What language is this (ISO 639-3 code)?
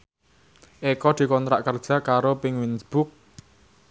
jav